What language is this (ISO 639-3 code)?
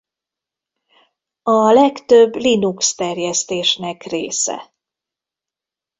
hun